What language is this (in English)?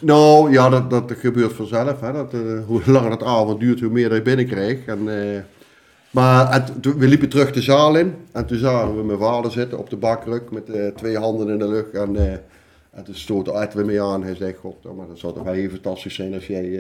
Dutch